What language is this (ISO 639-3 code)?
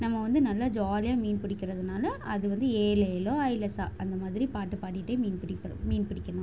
tam